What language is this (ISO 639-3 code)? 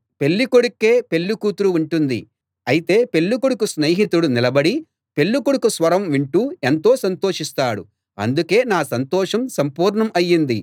tel